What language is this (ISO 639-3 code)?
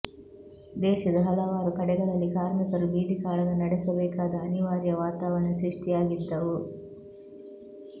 kan